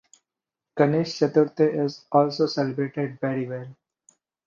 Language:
English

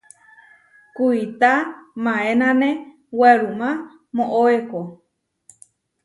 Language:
Huarijio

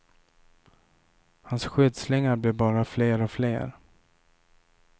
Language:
Swedish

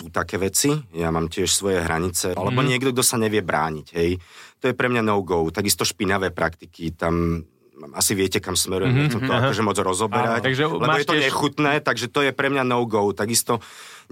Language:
Slovak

